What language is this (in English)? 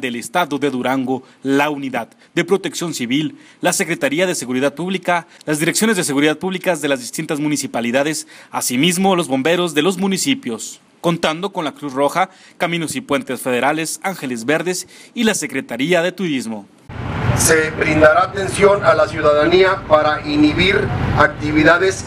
Spanish